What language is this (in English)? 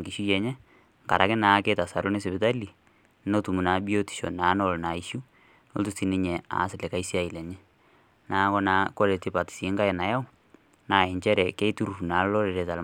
Masai